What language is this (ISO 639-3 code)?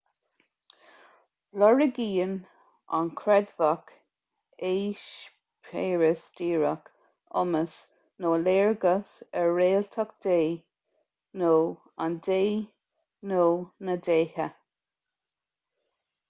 gle